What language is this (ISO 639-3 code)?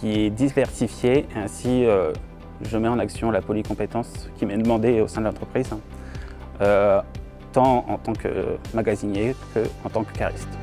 fra